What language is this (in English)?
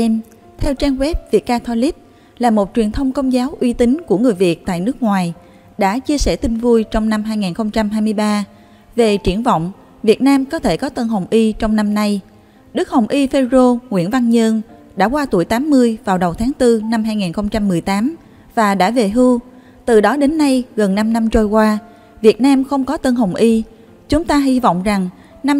Vietnamese